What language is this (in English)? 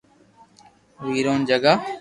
Loarki